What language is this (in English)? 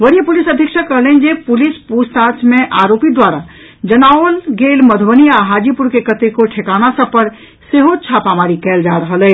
Maithili